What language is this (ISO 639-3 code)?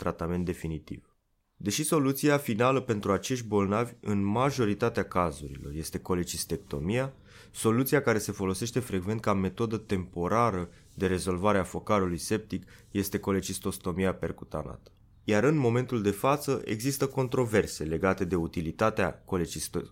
ron